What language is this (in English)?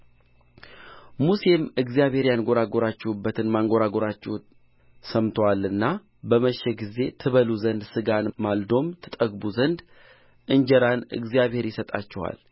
Amharic